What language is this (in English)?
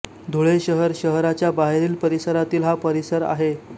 Marathi